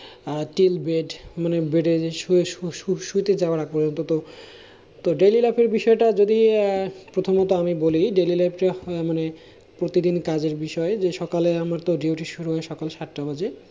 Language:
Bangla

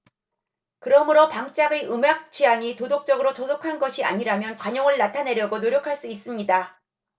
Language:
Korean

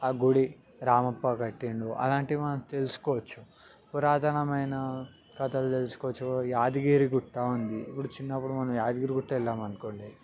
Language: Telugu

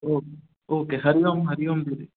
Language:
Sindhi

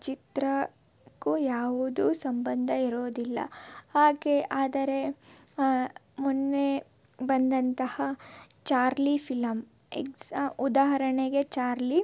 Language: Kannada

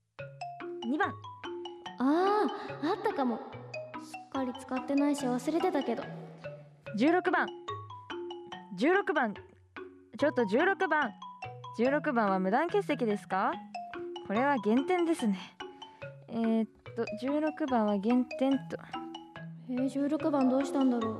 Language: Japanese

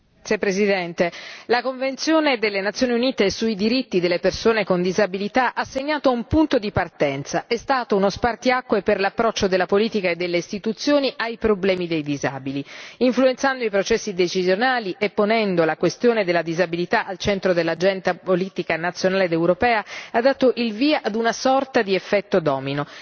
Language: Italian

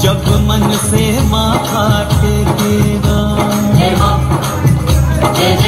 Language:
Hindi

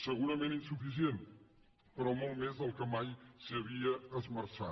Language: Catalan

